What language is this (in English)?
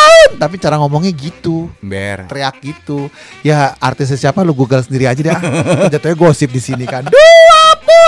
Indonesian